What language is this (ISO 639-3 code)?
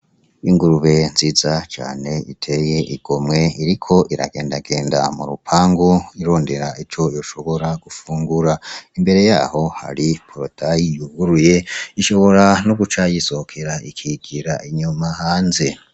run